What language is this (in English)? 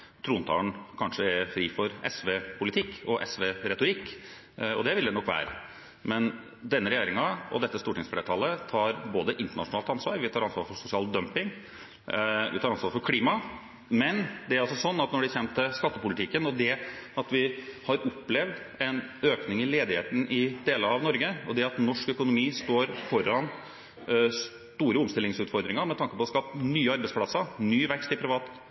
Norwegian Bokmål